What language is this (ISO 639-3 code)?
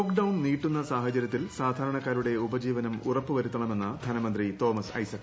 mal